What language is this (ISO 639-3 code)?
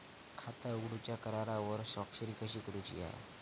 mar